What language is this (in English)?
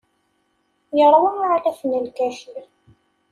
Kabyle